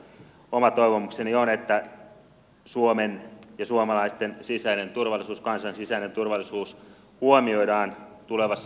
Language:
Finnish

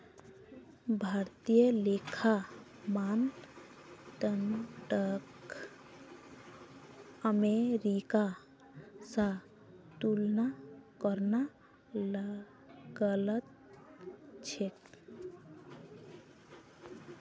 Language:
Magahi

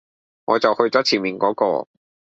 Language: Cantonese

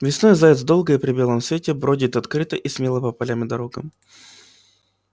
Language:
Russian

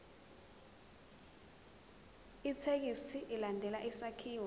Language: Zulu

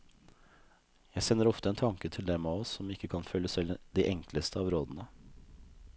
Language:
Norwegian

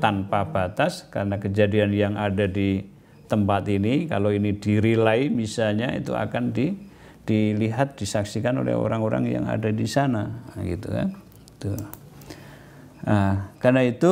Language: Indonesian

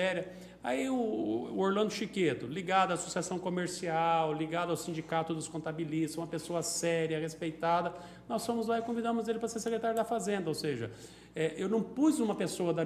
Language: Portuguese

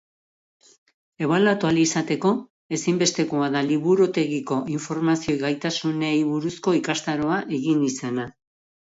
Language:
Basque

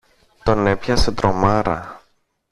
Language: Greek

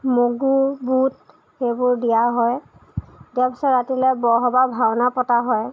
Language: Assamese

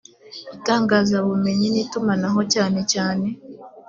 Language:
Kinyarwanda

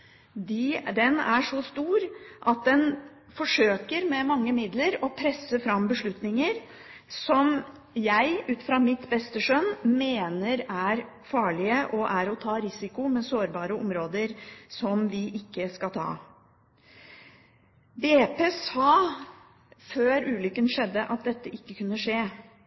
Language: Norwegian Bokmål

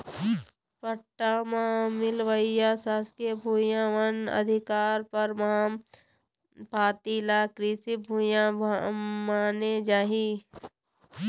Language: Chhattisgarhi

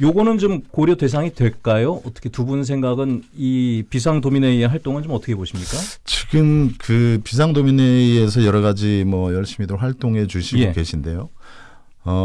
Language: Korean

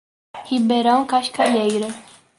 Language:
Portuguese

